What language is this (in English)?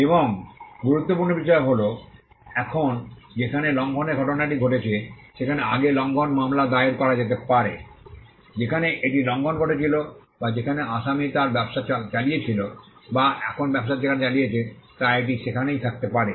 Bangla